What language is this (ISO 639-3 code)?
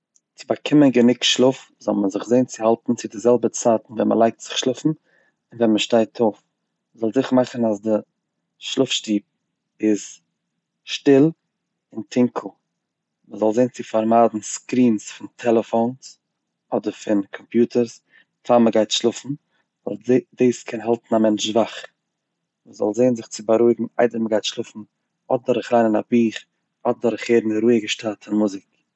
yid